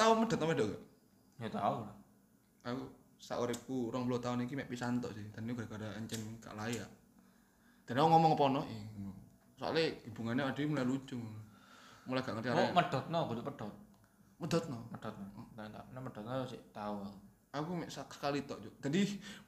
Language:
Indonesian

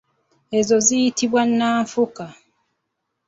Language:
Ganda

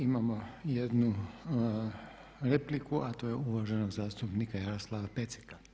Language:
Croatian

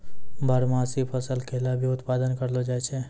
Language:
Maithili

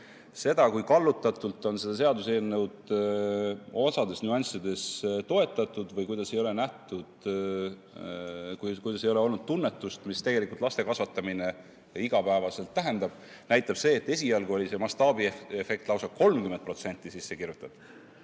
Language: Estonian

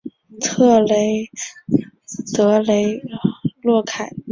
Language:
Chinese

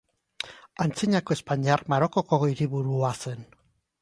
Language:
Basque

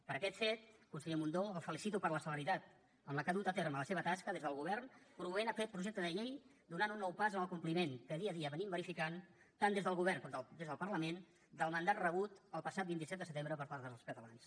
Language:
Catalan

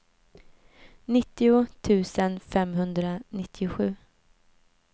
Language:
Swedish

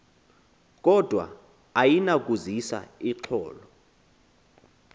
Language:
Xhosa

